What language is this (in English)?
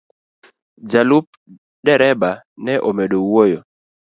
Luo (Kenya and Tanzania)